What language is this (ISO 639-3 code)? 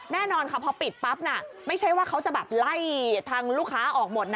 tha